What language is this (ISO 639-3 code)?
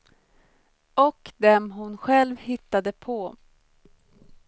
swe